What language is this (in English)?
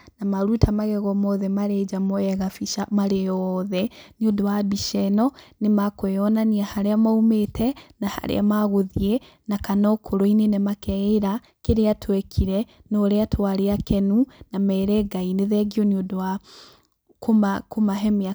Kikuyu